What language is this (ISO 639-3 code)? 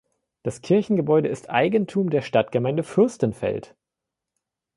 deu